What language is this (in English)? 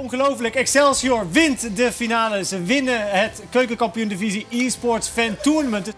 Dutch